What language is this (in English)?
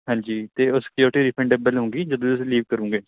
Punjabi